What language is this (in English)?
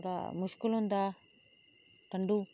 Dogri